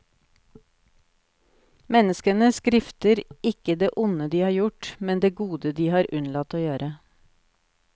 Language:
Norwegian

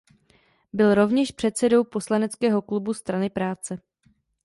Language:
Czech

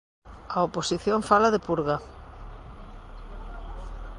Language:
Galician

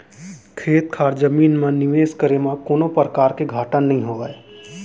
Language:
Chhattisgarhi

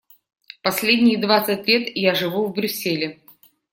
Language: Russian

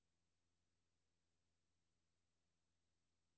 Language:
Danish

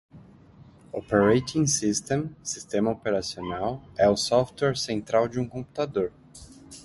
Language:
Portuguese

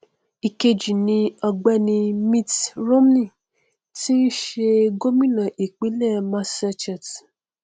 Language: Yoruba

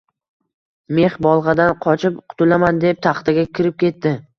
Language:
Uzbek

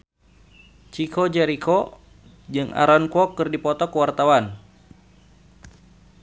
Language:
Sundanese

